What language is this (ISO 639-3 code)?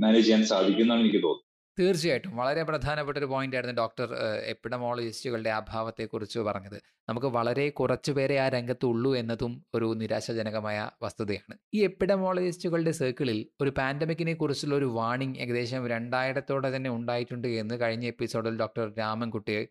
mal